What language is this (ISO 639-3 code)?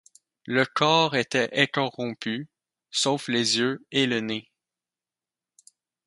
fra